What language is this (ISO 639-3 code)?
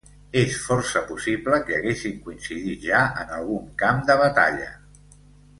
cat